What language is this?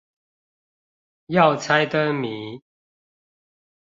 Chinese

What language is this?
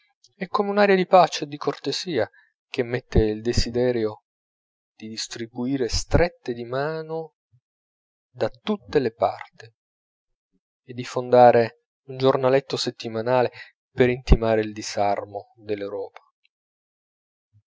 Italian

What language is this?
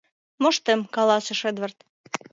Mari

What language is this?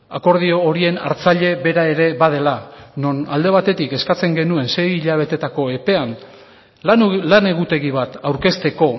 Basque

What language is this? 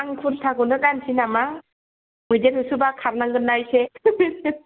Bodo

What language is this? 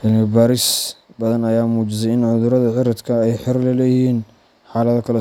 Somali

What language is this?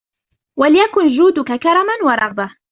Arabic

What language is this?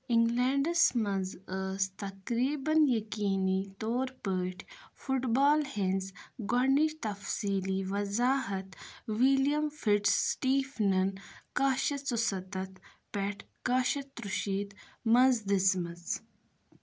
Kashmiri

